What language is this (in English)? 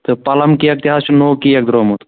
Kashmiri